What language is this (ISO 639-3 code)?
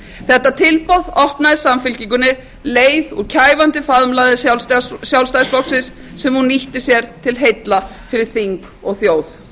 isl